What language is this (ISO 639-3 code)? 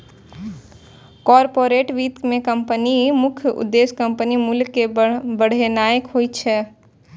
mai